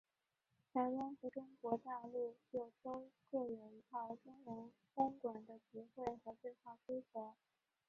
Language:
Chinese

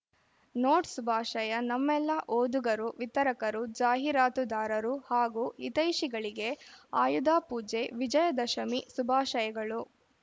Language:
Kannada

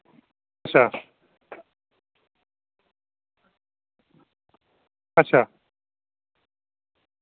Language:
Dogri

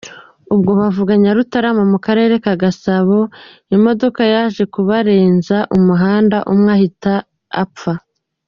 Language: Kinyarwanda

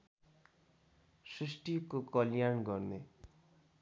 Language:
Nepali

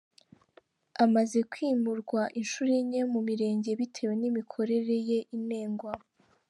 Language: Kinyarwanda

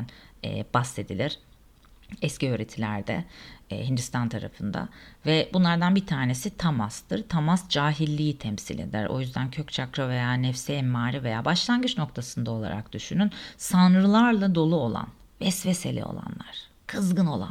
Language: Turkish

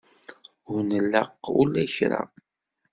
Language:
Kabyle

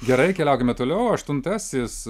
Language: Lithuanian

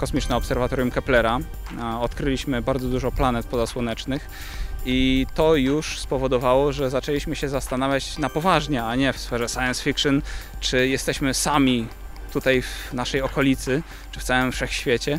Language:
Polish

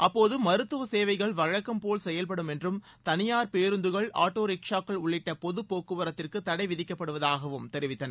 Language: Tamil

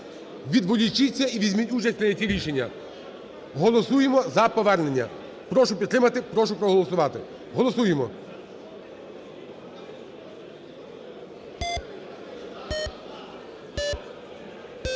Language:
Ukrainian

